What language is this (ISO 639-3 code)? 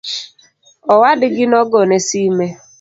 luo